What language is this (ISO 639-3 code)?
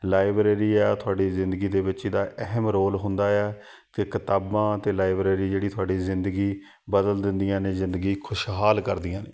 pan